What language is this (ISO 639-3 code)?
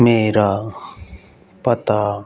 pan